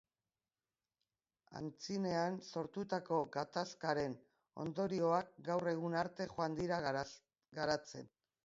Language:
Basque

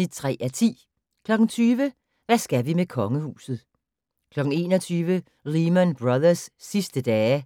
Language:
Danish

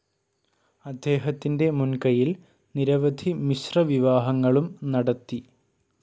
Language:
Malayalam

